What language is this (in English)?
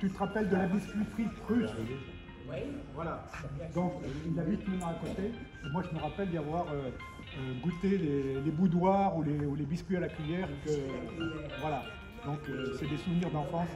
French